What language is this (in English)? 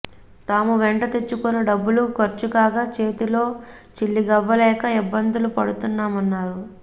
Telugu